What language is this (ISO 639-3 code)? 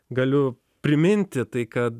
lit